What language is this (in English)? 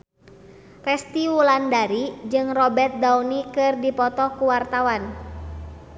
Sundanese